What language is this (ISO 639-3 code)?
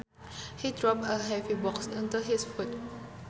sun